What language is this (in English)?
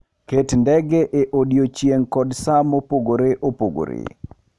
Luo (Kenya and Tanzania)